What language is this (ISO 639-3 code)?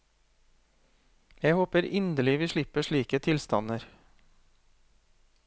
nor